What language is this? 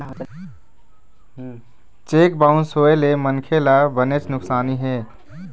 Chhattisgarhi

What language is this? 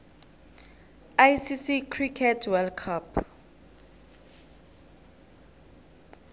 South Ndebele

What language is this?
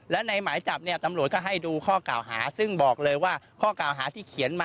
Thai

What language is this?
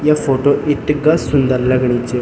Garhwali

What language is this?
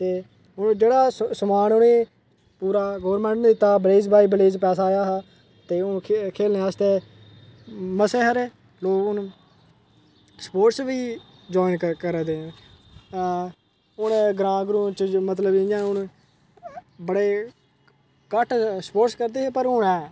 Dogri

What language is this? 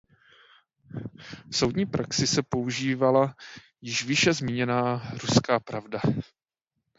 Czech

